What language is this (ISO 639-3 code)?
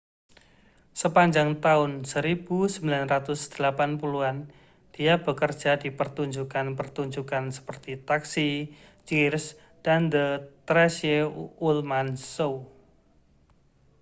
ind